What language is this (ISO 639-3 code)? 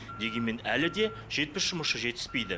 kaz